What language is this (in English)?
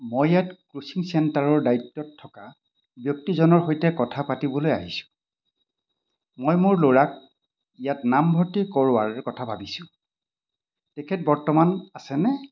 Assamese